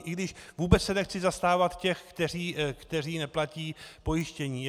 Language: Czech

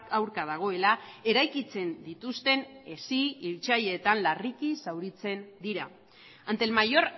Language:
Basque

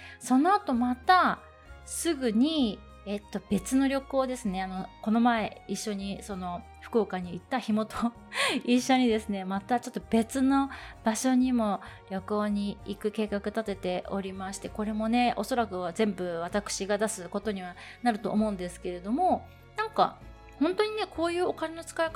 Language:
Japanese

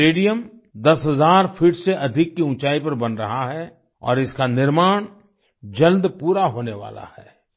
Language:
Hindi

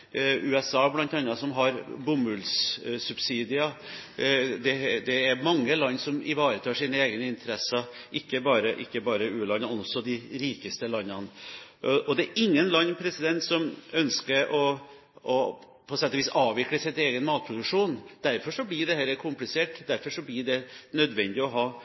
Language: Norwegian Bokmål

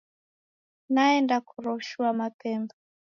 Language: Taita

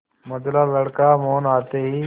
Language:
Hindi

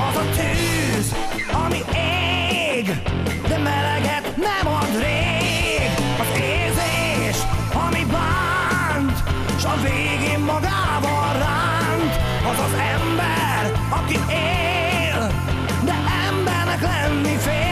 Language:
Hungarian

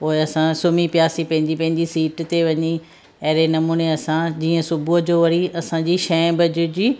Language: Sindhi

